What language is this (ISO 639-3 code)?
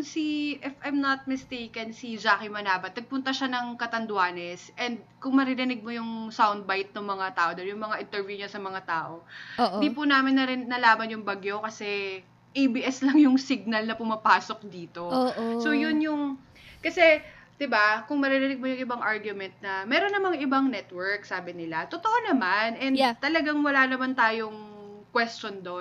fil